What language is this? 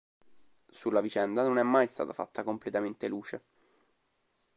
Italian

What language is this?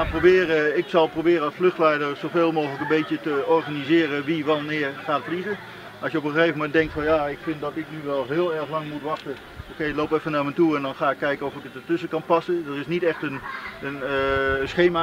Dutch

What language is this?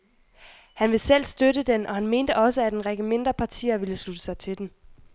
Danish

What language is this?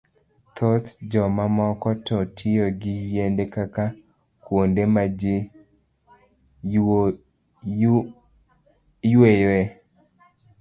Luo (Kenya and Tanzania)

